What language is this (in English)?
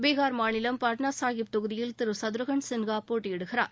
Tamil